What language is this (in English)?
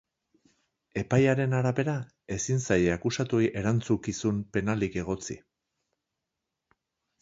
Basque